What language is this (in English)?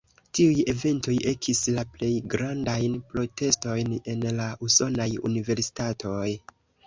Esperanto